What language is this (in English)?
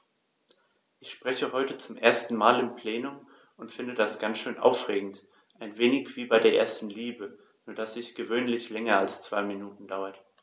German